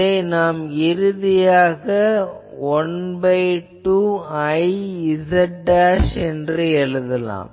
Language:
Tamil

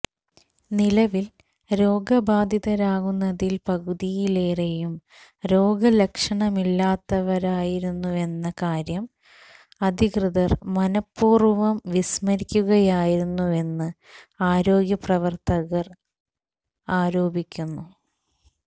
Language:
Malayalam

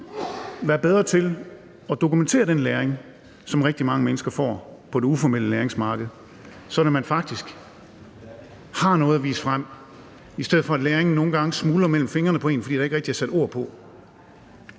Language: Danish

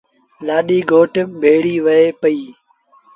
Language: Sindhi Bhil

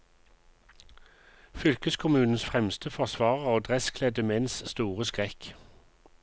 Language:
Norwegian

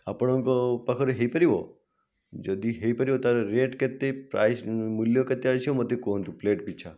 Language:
Odia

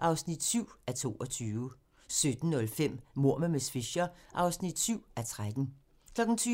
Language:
Danish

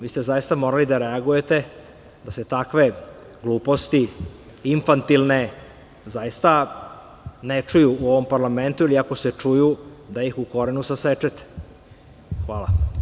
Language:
Serbian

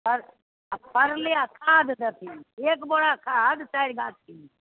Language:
Maithili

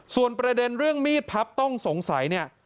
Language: Thai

